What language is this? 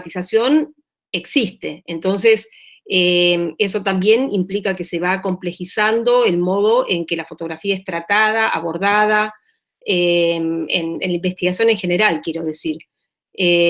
Spanish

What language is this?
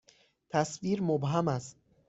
Persian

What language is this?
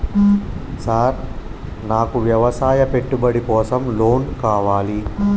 Telugu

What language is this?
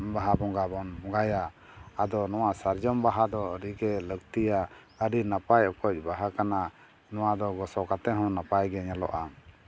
Santali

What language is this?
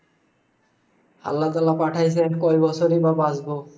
Bangla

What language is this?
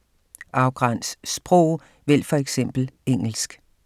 Danish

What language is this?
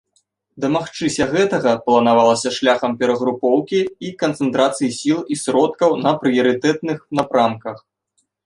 Belarusian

